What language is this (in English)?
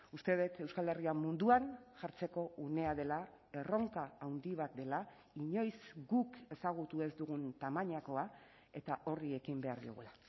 Basque